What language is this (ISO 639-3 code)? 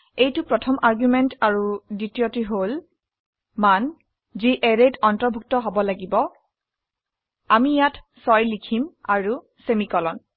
asm